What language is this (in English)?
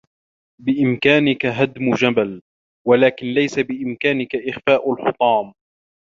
Arabic